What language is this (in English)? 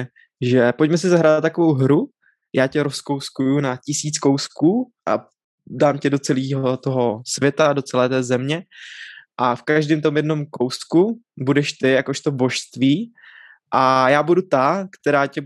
Czech